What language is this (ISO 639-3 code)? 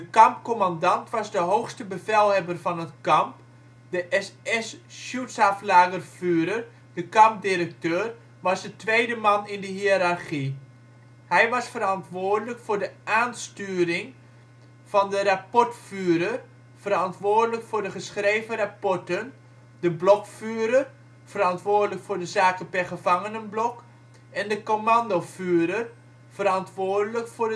nld